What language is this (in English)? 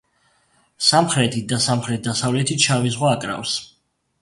Georgian